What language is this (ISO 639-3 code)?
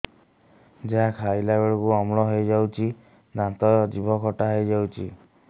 ori